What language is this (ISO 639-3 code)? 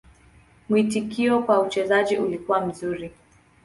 swa